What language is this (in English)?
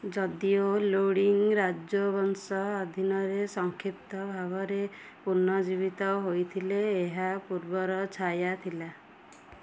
Odia